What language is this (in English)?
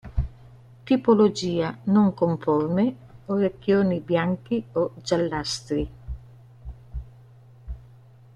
Italian